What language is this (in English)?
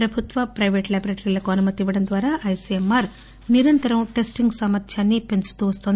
Telugu